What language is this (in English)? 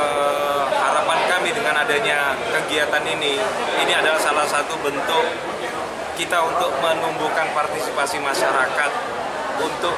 Indonesian